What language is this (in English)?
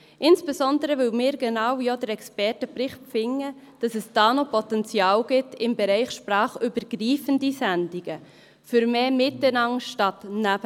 Swiss German